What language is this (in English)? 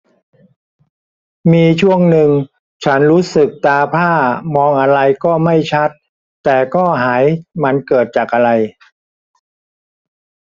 Thai